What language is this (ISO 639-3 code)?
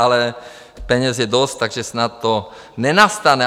ces